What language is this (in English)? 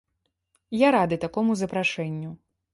Belarusian